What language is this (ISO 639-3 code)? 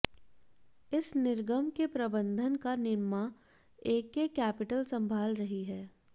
hin